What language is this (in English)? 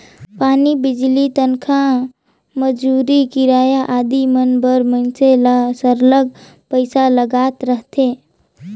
Chhattisgarhi